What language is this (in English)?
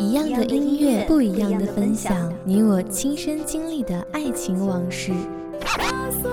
Chinese